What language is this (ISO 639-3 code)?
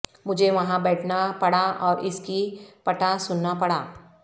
urd